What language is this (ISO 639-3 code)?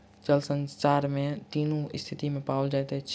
mai